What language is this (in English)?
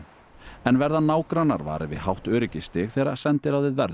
Icelandic